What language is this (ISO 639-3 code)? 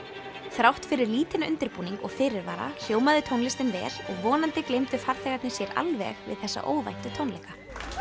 isl